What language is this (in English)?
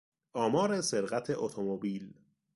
Persian